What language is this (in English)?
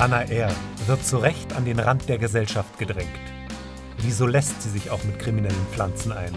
German